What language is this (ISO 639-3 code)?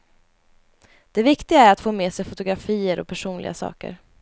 swe